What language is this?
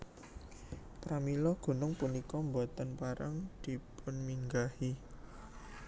Javanese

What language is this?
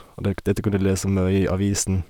Norwegian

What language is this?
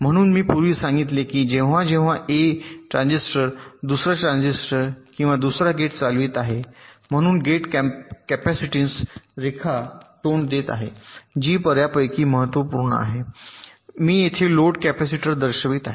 Marathi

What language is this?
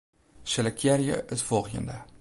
Western Frisian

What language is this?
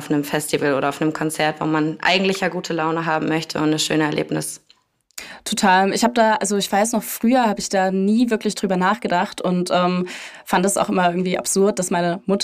German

